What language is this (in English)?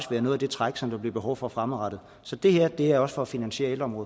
Danish